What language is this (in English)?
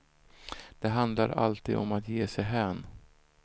Swedish